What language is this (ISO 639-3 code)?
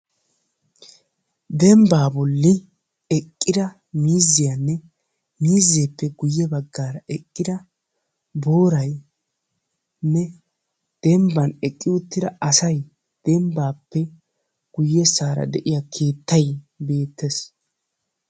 wal